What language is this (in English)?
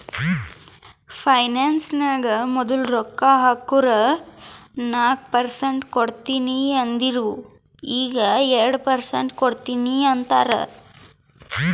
Kannada